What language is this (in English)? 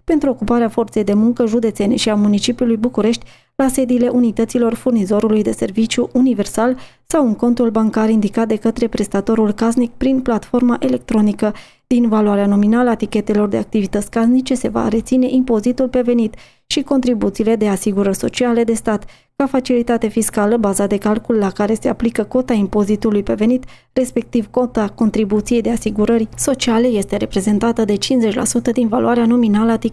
Romanian